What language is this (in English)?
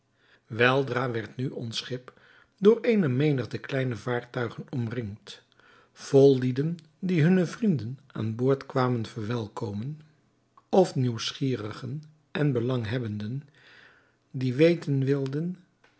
Dutch